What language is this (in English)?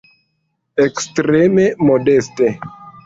Esperanto